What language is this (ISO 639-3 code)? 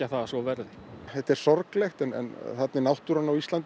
isl